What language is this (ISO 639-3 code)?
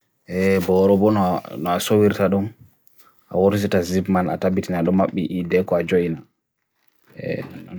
fui